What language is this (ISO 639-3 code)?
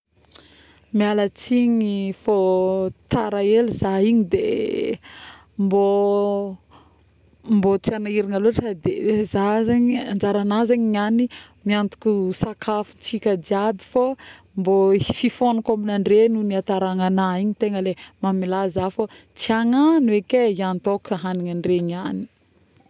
bmm